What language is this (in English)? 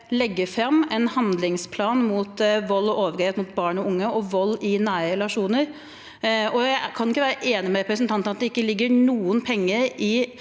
Norwegian